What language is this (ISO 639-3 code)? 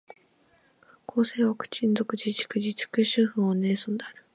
jpn